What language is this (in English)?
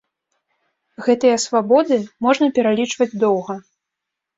Belarusian